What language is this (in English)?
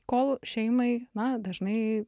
Lithuanian